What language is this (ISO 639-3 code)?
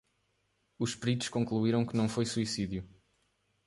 por